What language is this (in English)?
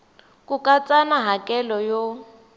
Tsonga